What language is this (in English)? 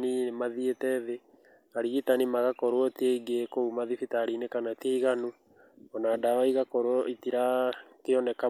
Kikuyu